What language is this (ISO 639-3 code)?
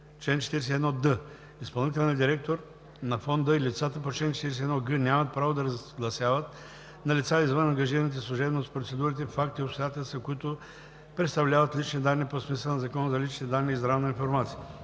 bul